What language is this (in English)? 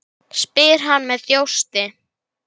Icelandic